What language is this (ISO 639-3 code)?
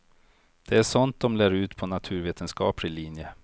swe